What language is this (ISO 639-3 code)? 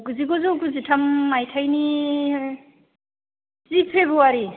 brx